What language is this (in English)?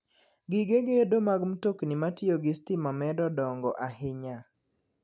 Luo (Kenya and Tanzania)